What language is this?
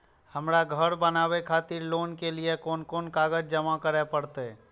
Maithili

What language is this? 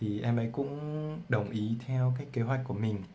Vietnamese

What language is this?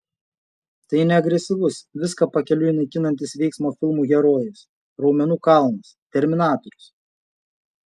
Lithuanian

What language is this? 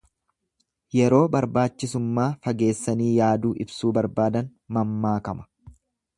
Oromo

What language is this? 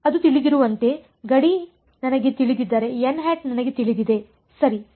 Kannada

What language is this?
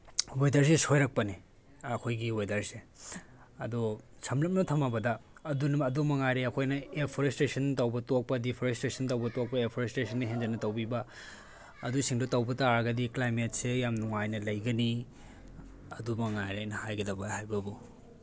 Manipuri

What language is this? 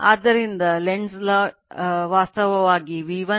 Kannada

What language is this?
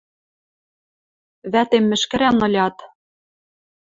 Western Mari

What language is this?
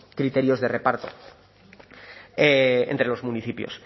Spanish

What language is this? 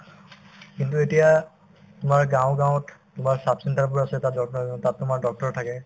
Assamese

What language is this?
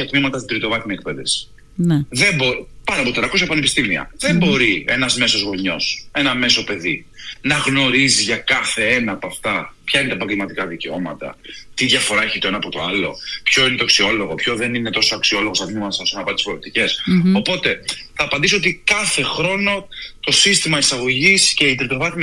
Greek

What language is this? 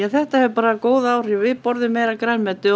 Icelandic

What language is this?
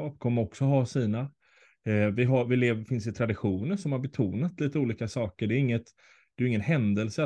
Swedish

